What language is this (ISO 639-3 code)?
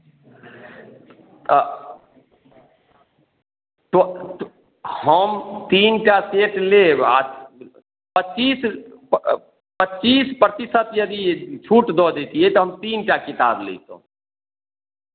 mai